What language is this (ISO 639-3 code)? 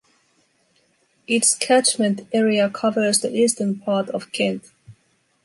eng